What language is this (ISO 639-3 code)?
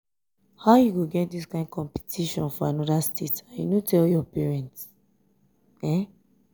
pcm